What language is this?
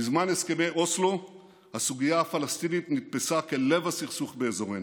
Hebrew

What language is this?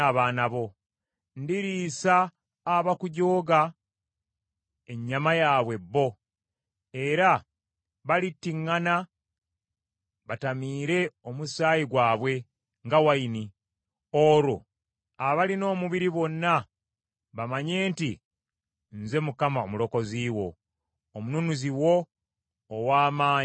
Ganda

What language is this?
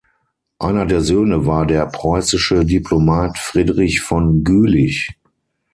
German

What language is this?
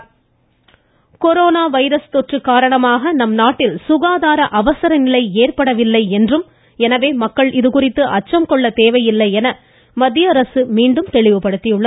Tamil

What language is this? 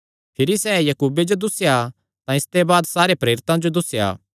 Kangri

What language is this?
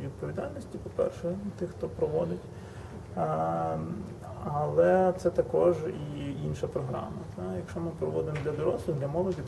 Ukrainian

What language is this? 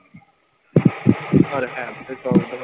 Punjabi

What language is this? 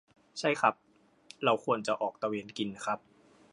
Thai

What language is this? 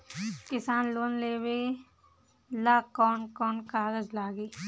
Bhojpuri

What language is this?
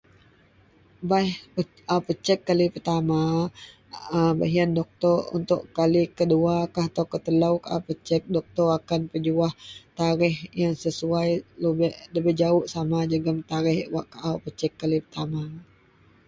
Central Melanau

